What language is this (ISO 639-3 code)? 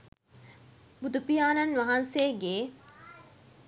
sin